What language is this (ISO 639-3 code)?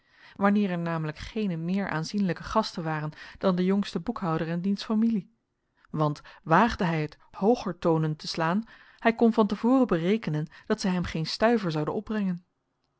nld